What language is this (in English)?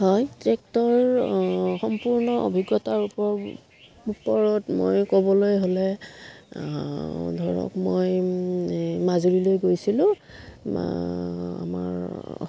Assamese